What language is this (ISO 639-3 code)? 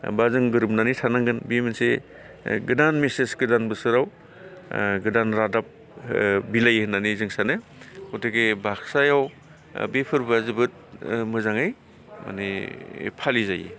brx